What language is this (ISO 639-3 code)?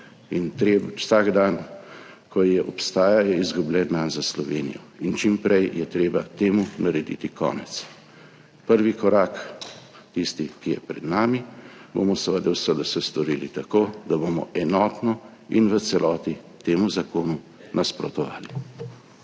slv